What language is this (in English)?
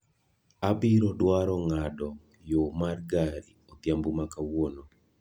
Luo (Kenya and Tanzania)